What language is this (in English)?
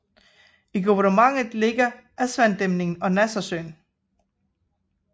Danish